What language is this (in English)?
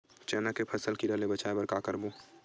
Chhattisgarhi